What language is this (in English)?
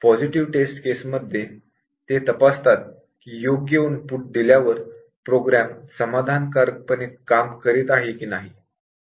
Marathi